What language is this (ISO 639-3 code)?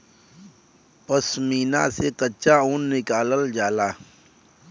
bho